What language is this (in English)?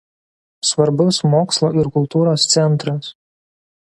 Lithuanian